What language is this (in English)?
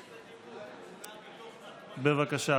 Hebrew